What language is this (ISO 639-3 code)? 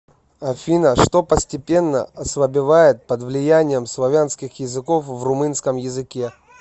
rus